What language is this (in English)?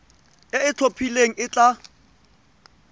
Tswana